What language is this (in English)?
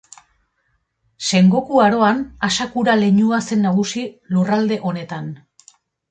Basque